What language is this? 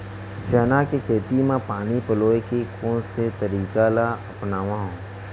Chhattisgarhi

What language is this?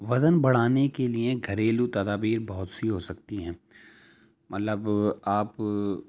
Urdu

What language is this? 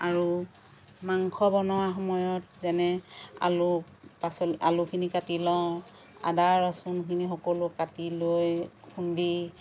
Assamese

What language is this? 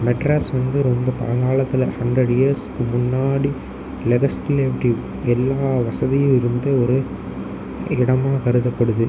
Tamil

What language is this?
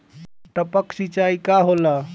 Bhojpuri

